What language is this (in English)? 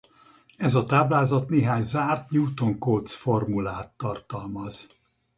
Hungarian